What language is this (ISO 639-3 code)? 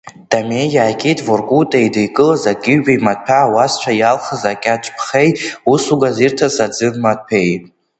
abk